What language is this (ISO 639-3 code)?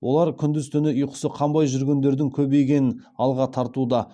kaz